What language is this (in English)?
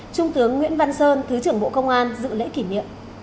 Vietnamese